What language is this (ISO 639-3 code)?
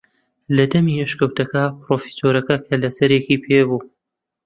ckb